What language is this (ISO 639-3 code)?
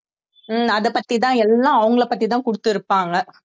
tam